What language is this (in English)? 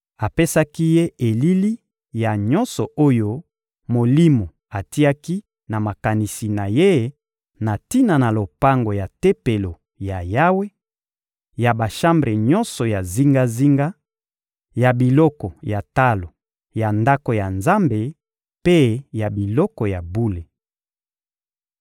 Lingala